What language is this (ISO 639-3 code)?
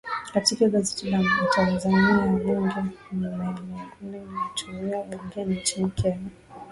swa